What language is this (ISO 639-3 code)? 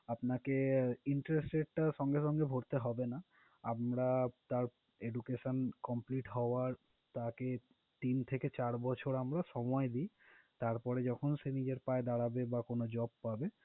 ben